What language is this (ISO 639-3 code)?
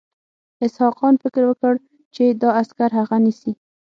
pus